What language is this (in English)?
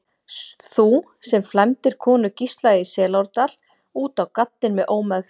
Icelandic